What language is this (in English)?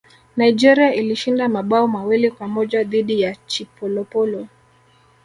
Swahili